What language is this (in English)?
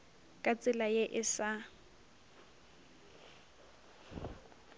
Northern Sotho